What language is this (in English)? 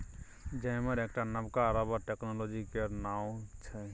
Maithili